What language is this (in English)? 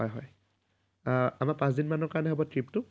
Assamese